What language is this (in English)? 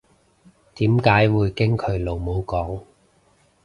Cantonese